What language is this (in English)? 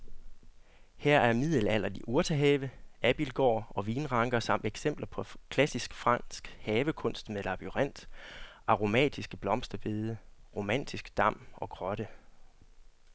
Danish